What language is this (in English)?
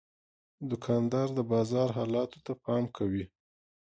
Pashto